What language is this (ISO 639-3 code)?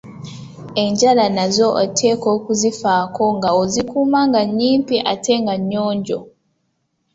lug